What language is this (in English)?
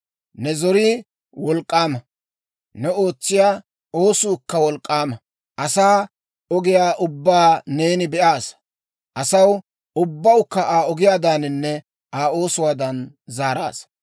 Dawro